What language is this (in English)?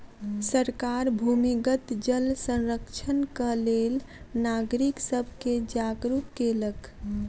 Maithili